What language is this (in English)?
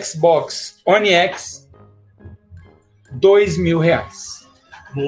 Portuguese